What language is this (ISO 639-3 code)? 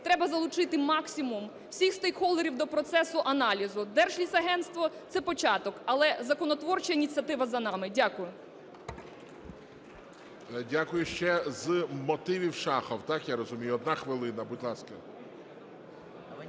ukr